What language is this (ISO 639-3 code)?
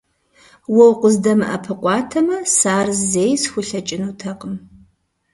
kbd